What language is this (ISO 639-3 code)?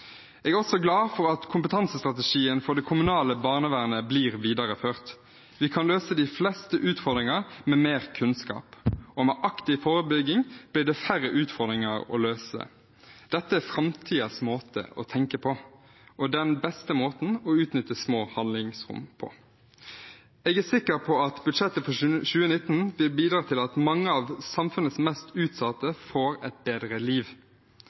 nob